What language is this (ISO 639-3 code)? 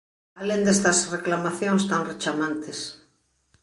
glg